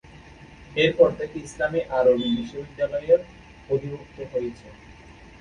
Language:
Bangla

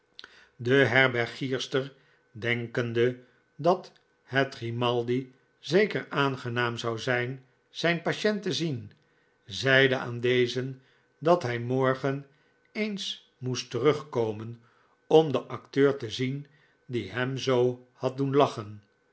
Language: Dutch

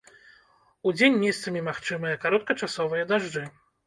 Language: Belarusian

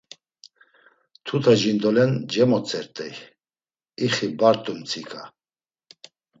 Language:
Laz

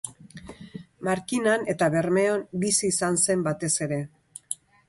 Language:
Basque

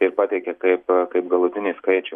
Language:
Lithuanian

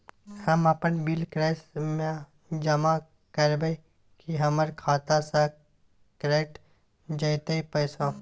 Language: Maithili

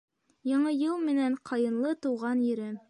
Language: Bashkir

